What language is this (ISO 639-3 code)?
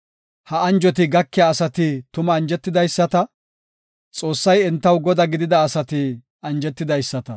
gof